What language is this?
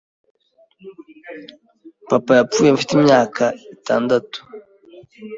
Kinyarwanda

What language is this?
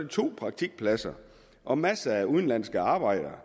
Danish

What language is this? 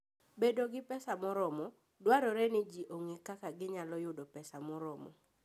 Luo (Kenya and Tanzania)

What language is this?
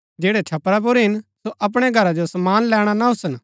Gaddi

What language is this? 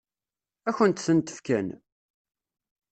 Kabyle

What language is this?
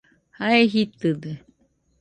Nüpode Huitoto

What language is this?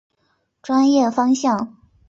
Chinese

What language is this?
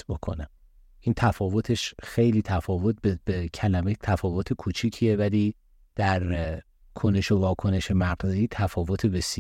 Persian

